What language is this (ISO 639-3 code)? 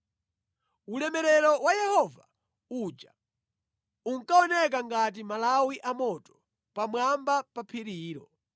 nya